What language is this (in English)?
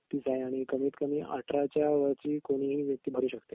Marathi